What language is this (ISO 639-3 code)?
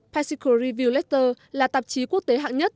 vie